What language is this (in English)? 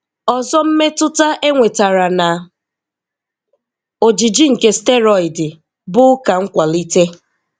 Igbo